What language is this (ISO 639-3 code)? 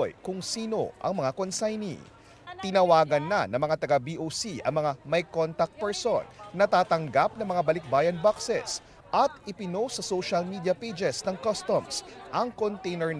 fil